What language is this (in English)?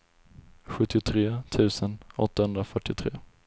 Swedish